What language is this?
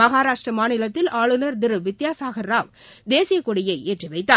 Tamil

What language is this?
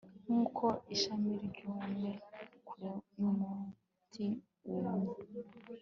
Kinyarwanda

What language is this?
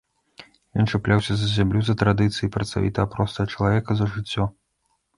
Belarusian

